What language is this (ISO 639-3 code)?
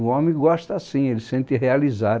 por